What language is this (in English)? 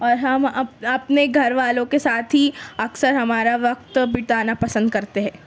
Urdu